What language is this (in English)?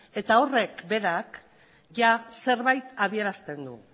Basque